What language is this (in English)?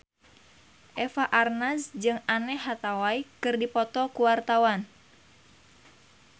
Sundanese